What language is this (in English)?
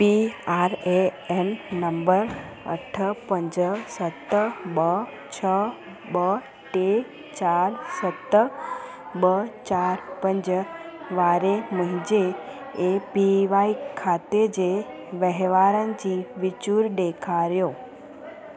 Sindhi